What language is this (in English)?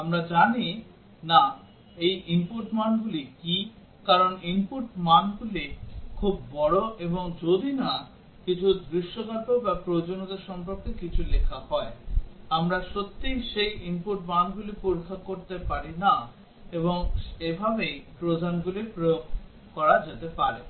Bangla